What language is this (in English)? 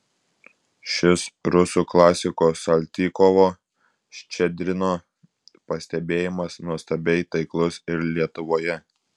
Lithuanian